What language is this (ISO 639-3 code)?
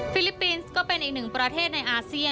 tha